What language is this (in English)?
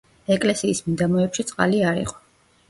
Georgian